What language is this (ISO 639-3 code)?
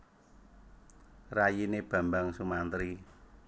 jav